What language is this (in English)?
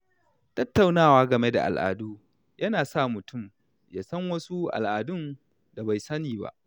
Hausa